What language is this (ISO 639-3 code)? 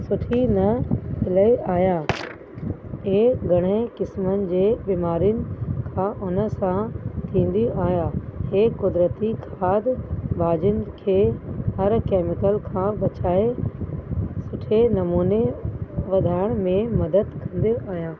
snd